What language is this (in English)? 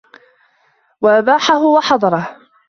Arabic